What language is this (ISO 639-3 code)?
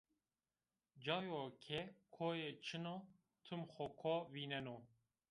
zza